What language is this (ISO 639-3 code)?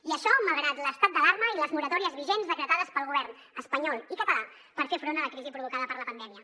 cat